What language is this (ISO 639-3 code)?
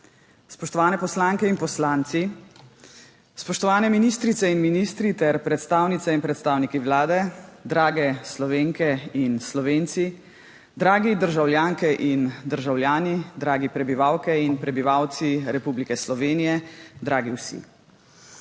slv